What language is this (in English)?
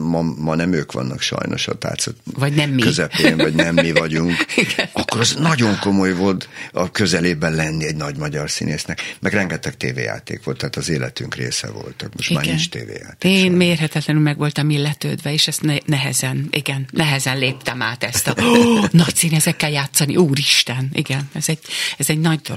Hungarian